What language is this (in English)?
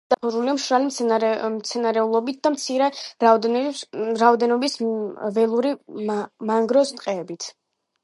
Georgian